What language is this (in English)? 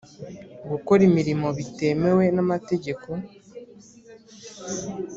Kinyarwanda